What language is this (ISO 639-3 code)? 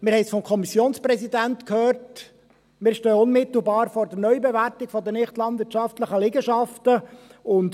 gsw